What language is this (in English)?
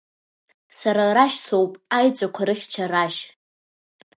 Abkhazian